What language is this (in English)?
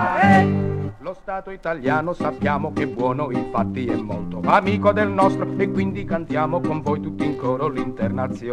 Italian